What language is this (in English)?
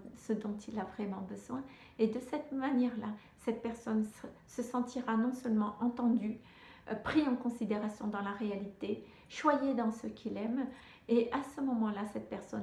French